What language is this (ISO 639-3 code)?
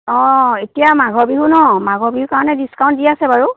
asm